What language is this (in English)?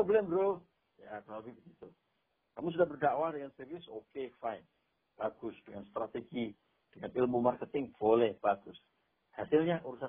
Indonesian